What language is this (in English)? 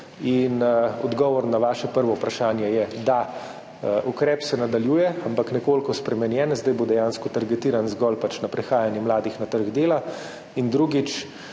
Slovenian